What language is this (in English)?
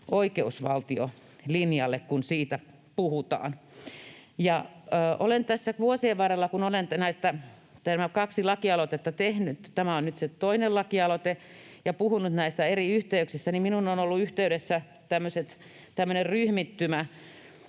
Finnish